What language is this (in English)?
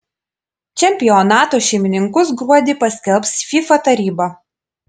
Lithuanian